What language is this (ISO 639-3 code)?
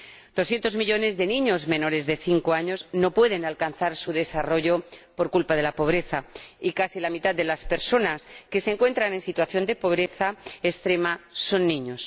spa